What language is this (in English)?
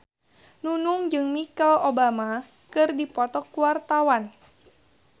Sundanese